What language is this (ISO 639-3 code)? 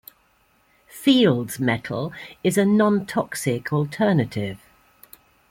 eng